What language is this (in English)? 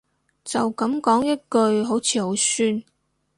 Cantonese